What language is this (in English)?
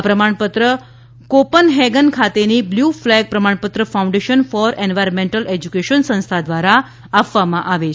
Gujarati